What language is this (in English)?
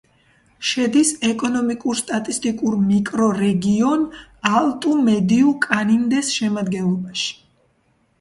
Georgian